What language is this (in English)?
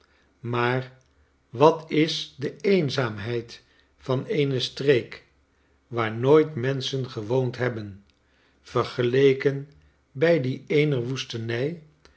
Dutch